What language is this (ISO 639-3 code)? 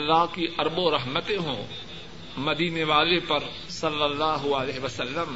urd